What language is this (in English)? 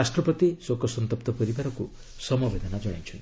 Odia